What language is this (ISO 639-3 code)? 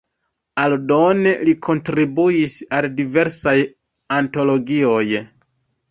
epo